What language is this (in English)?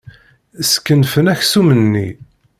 Kabyle